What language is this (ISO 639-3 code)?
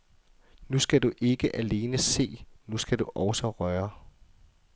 dan